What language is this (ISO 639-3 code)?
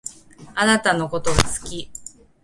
jpn